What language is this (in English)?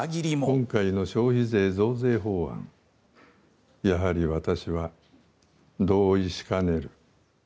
Japanese